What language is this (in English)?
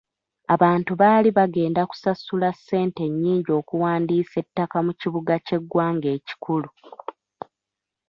Ganda